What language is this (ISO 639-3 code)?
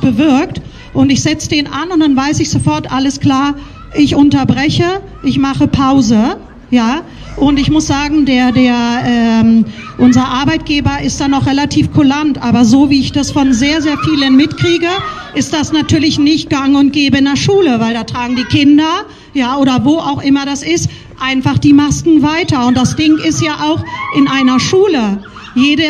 deu